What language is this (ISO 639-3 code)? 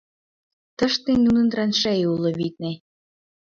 chm